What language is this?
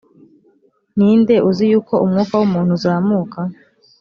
Kinyarwanda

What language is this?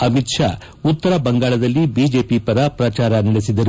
Kannada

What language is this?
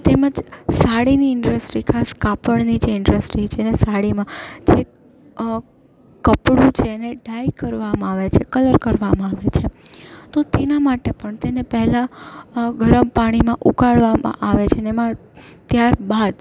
Gujarati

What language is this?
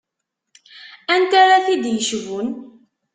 Kabyle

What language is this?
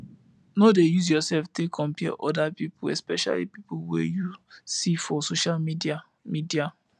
Nigerian Pidgin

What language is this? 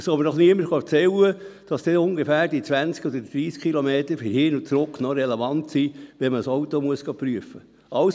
Swiss German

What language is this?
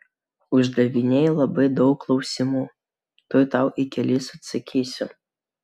Lithuanian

